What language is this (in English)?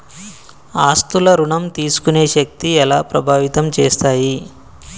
Telugu